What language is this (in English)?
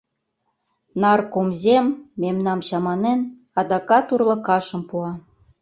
Mari